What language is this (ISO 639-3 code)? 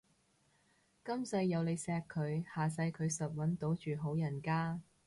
yue